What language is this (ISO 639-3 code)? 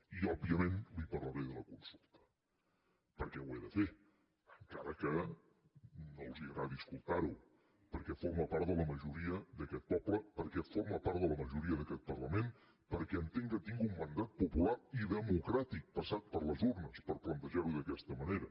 cat